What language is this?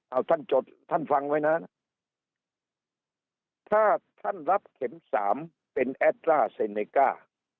Thai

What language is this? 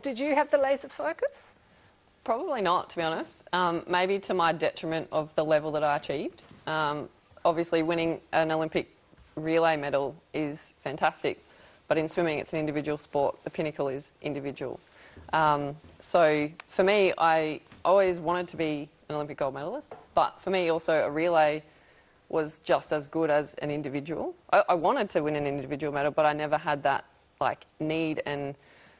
English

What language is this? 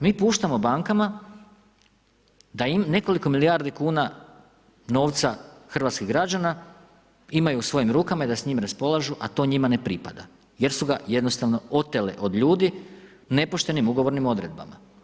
Croatian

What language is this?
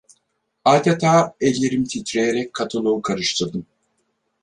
Turkish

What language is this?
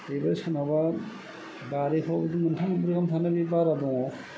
Bodo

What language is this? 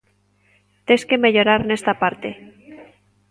Galician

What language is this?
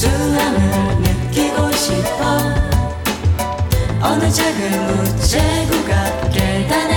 Korean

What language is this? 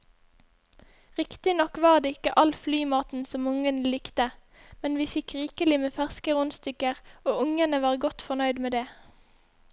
Norwegian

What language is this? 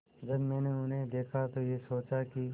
Hindi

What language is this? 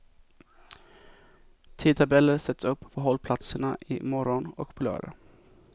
Swedish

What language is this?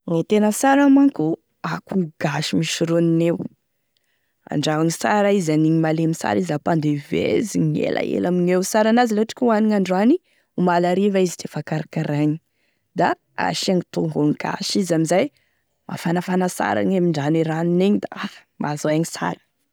Tesaka Malagasy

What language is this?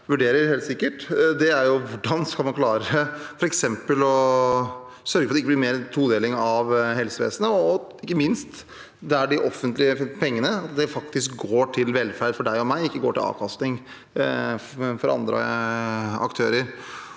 Norwegian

